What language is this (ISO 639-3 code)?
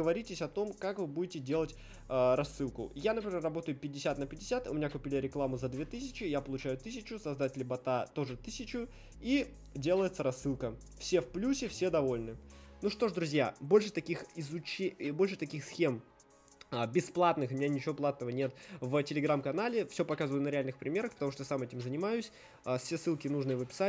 rus